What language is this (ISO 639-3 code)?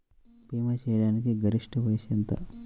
tel